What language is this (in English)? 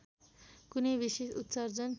Nepali